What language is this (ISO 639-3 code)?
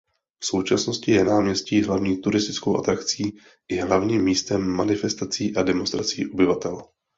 ces